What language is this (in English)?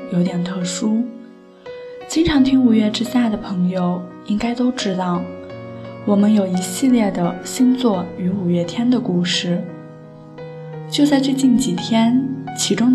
Chinese